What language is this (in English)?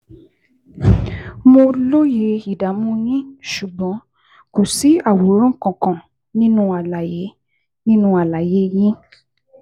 Yoruba